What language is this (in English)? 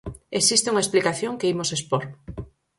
Galician